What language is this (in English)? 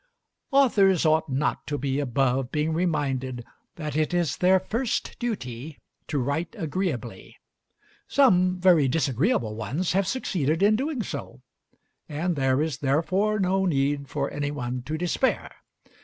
English